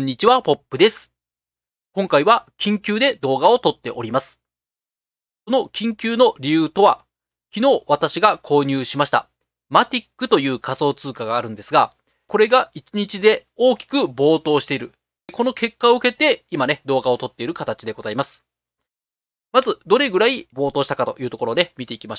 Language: Japanese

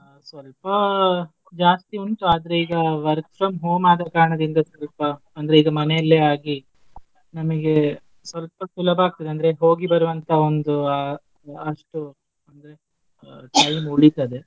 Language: Kannada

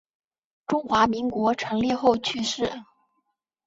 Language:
Chinese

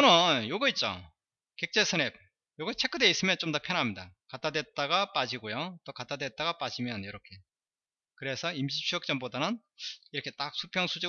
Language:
Korean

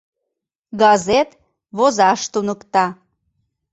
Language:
Mari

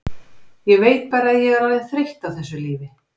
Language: Icelandic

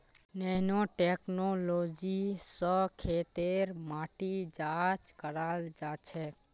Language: Magahi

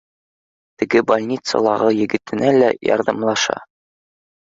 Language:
Bashkir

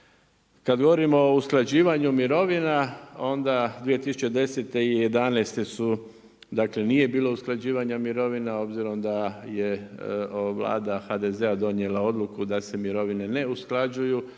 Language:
Croatian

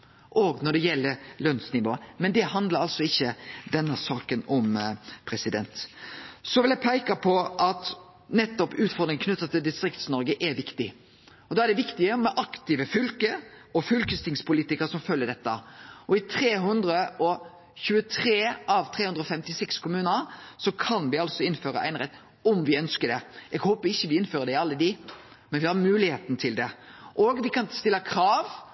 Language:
Norwegian Nynorsk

